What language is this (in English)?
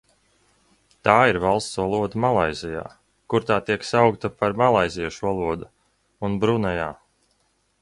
Latvian